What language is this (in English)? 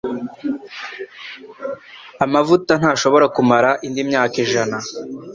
Kinyarwanda